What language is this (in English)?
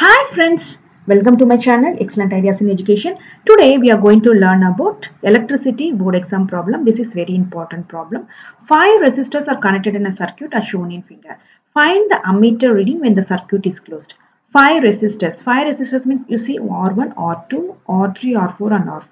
English